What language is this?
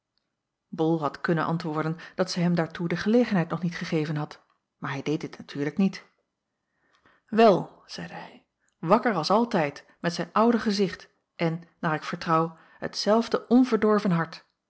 Dutch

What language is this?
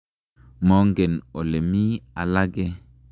Kalenjin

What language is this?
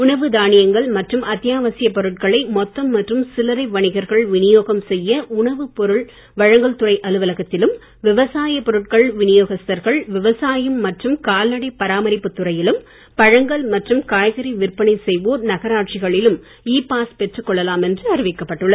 Tamil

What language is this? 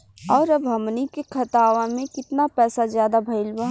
Bhojpuri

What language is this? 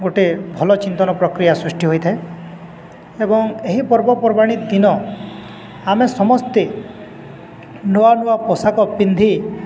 Odia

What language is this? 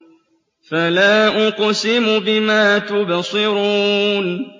Arabic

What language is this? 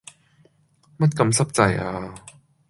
Cantonese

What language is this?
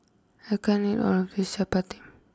English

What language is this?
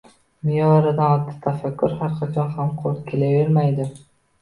Uzbek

